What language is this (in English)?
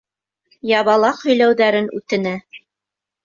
Bashkir